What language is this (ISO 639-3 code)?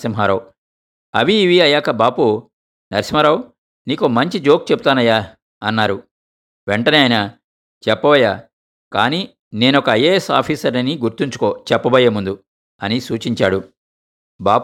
tel